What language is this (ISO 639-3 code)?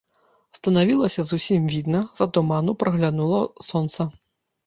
bel